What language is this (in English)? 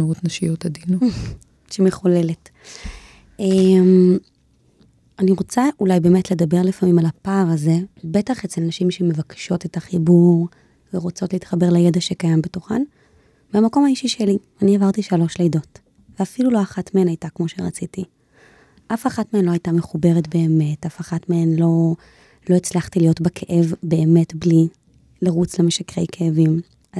Hebrew